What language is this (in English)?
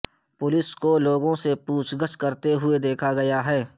Urdu